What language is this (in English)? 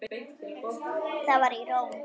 Icelandic